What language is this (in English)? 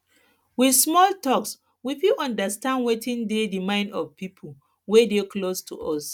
Nigerian Pidgin